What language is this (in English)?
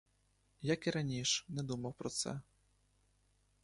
Ukrainian